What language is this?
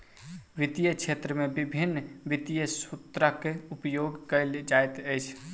Maithili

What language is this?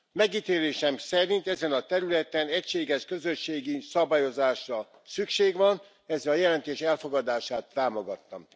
Hungarian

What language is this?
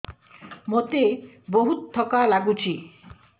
Odia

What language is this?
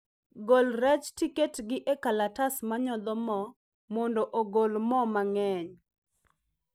Luo (Kenya and Tanzania)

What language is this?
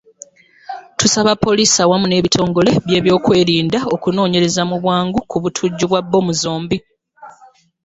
Ganda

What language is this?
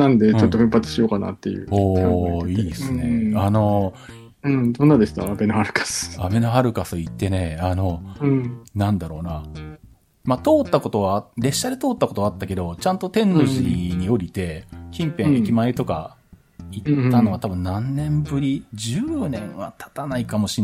Japanese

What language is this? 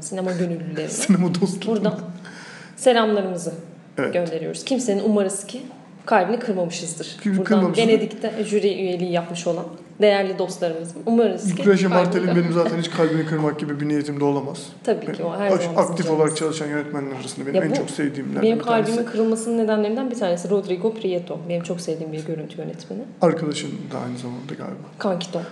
Turkish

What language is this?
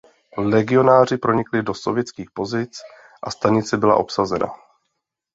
Czech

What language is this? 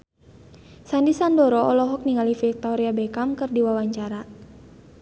Sundanese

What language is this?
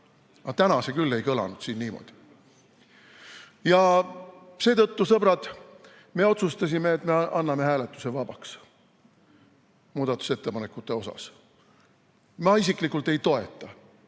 Estonian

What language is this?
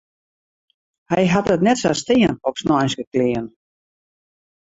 Western Frisian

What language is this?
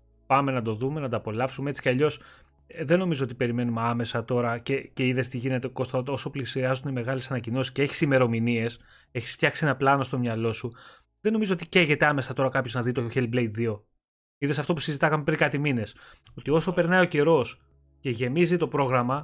Greek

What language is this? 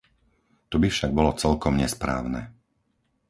Slovak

